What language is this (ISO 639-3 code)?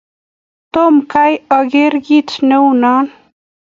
kln